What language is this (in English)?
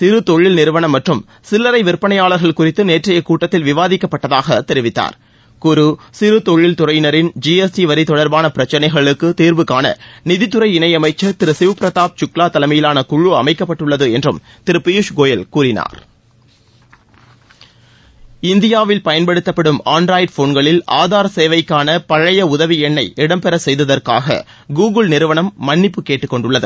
Tamil